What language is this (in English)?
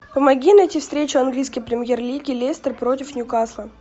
Russian